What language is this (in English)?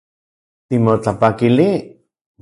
Central Puebla Nahuatl